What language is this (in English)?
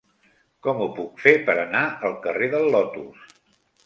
Catalan